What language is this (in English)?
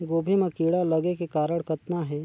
Chhattisgarhi